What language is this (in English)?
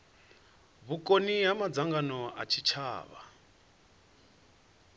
Venda